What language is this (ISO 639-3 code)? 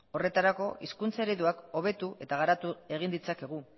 eus